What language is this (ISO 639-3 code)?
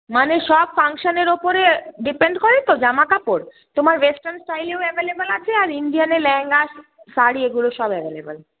ben